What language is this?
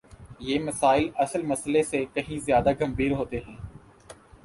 Urdu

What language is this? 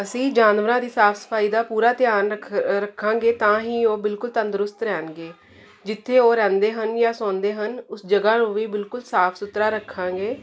Punjabi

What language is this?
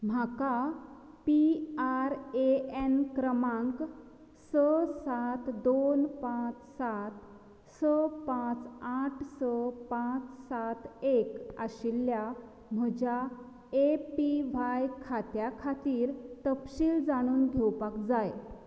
Konkani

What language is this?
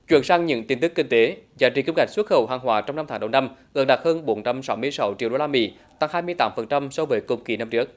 Vietnamese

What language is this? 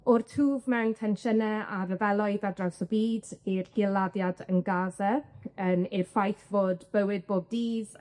Welsh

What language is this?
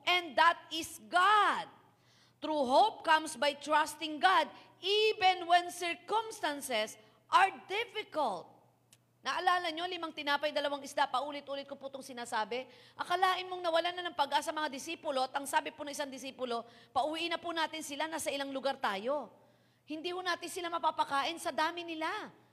Filipino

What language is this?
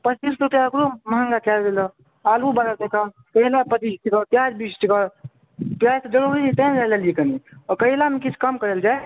Maithili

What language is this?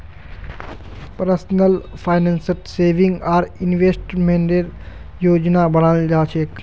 Magahi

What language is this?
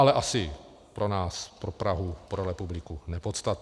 Czech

